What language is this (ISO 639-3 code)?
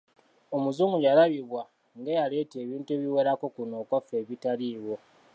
lug